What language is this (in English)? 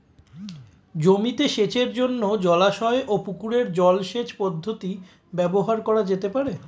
Bangla